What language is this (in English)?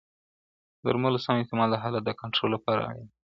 Pashto